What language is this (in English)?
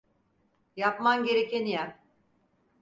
Turkish